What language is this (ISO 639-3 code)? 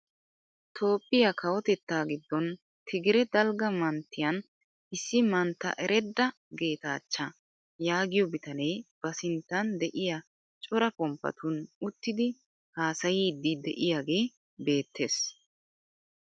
wal